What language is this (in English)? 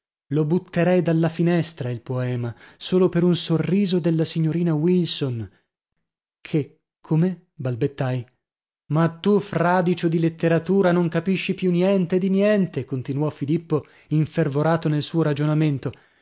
Italian